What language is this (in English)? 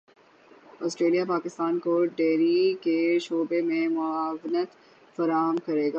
Urdu